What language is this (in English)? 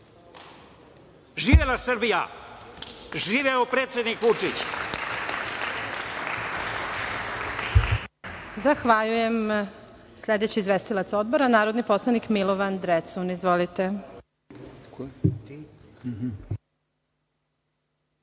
Serbian